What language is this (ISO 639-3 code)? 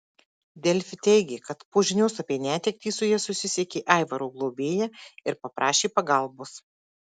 lit